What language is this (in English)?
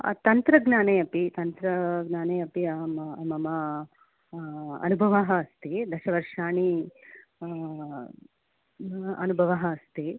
Sanskrit